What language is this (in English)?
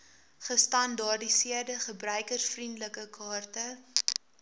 Afrikaans